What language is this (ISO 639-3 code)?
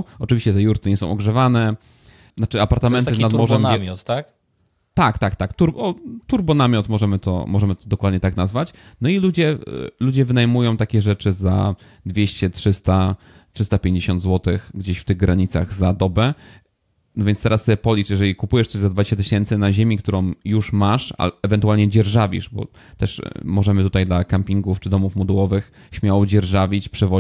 pol